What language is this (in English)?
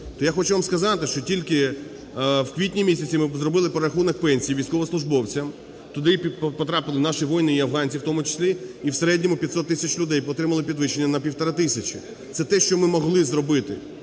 Ukrainian